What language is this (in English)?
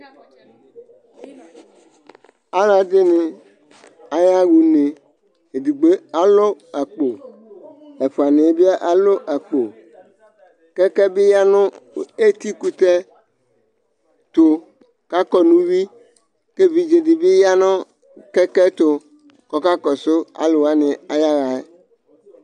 Ikposo